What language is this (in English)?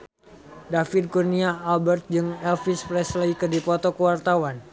Sundanese